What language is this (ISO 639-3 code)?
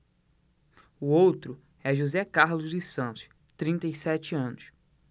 por